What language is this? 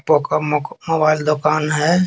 Hindi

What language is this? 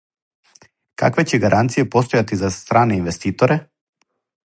Serbian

